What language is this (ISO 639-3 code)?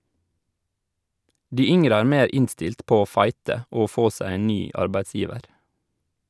nor